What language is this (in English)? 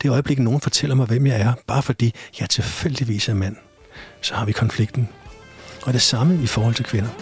Danish